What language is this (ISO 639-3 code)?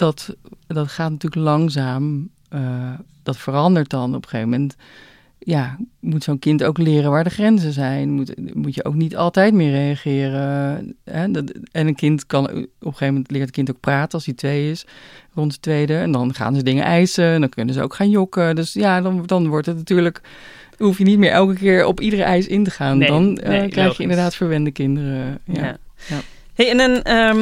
nld